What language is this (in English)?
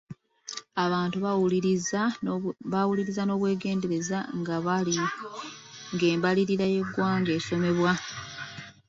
Ganda